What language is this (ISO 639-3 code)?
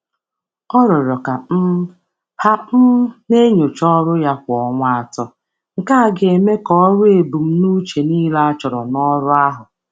ibo